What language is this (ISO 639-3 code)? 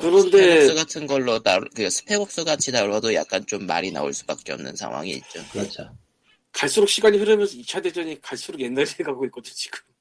kor